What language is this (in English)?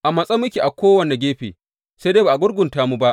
Hausa